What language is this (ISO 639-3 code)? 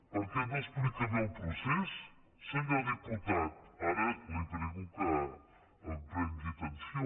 cat